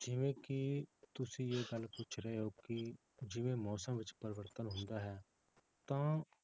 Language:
Punjabi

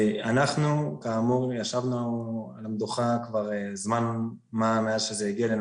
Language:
Hebrew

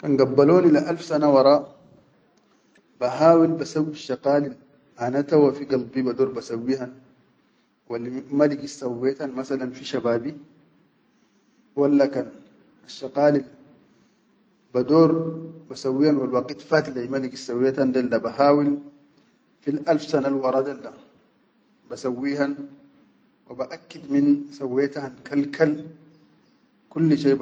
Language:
Chadian Arabic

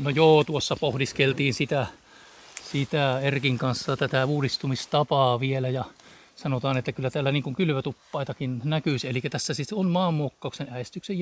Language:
Finnish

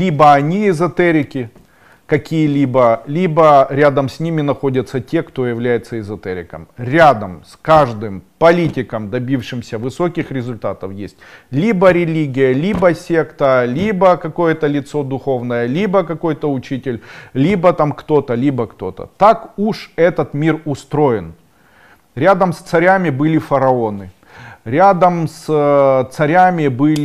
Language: Russian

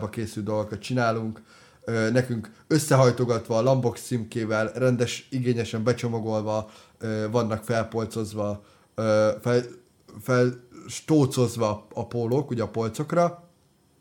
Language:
Hungarian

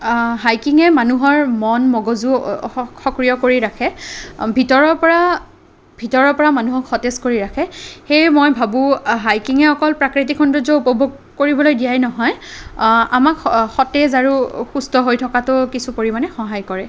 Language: Assamese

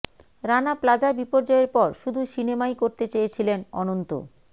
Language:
Bangla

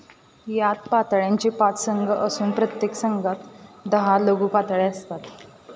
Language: Marathi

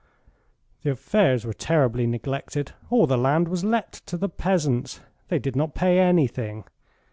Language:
English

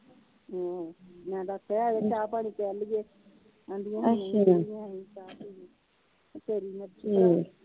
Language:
Punjabi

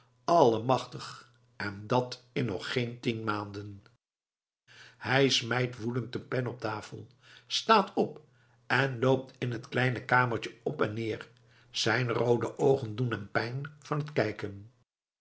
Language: Dutch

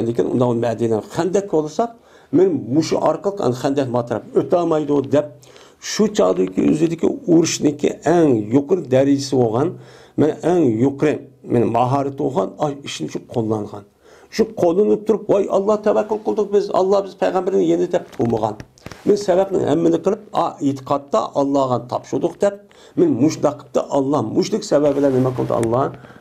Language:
Turkish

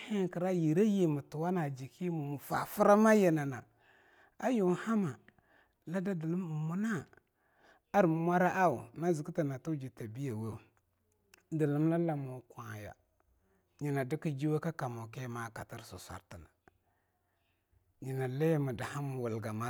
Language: Longuda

